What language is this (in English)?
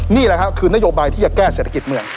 Thai